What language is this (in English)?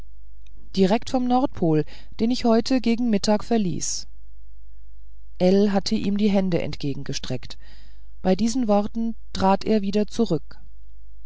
German